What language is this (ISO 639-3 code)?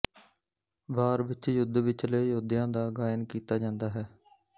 pan